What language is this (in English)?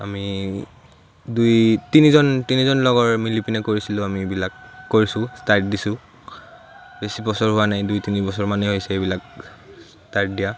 Assamese